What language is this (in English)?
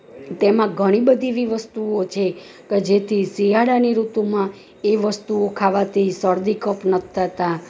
Gujarati